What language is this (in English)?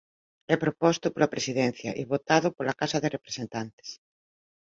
Galician